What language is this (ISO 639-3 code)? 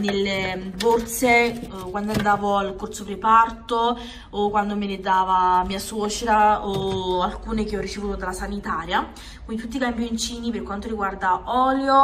ita